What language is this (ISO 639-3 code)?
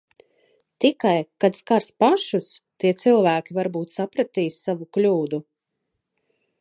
lav